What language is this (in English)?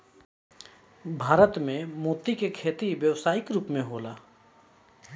Bhojpuri